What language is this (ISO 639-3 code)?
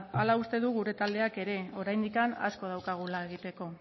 eus